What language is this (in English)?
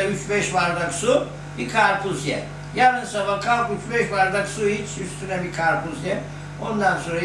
Turkish